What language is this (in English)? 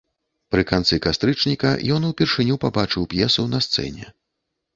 Belarusian